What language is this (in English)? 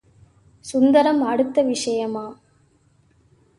Tamil